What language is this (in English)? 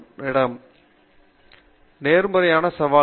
Tamil